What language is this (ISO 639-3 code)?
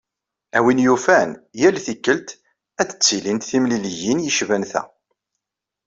kab